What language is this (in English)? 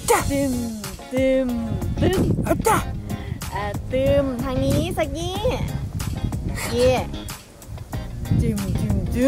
Thai